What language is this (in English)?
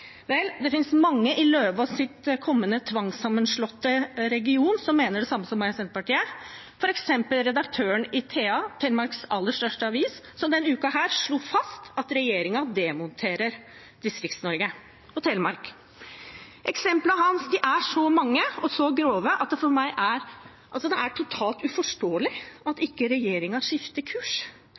Norwegian Bokmål